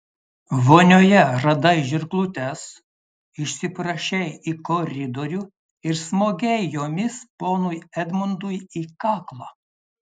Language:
Lithuanian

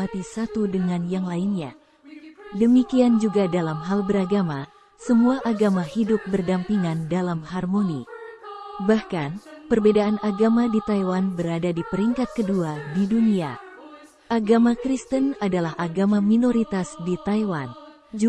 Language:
Indonesian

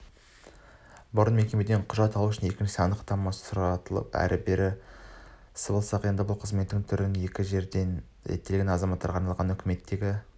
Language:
Kazakh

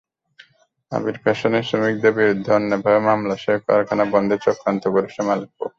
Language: Bangla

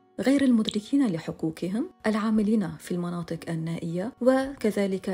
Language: Arabic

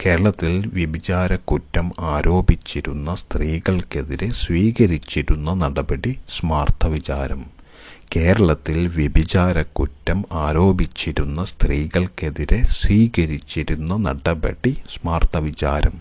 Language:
Malayalam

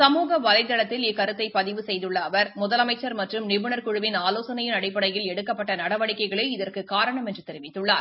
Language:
Tamil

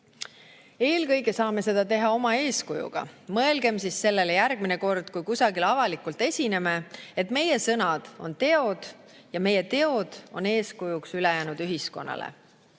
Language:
Estonian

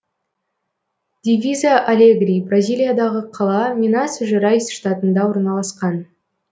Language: Kazakh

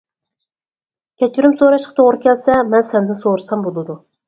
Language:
Uyghur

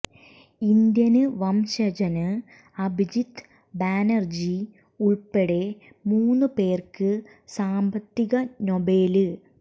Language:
Malayalam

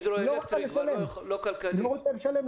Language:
Hebrew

